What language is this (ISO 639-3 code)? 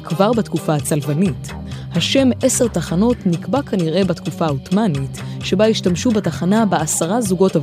heb